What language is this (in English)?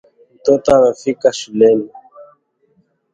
Swahili